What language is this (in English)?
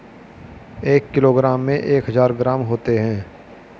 Hindi